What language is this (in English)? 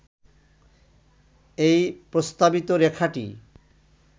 Bangla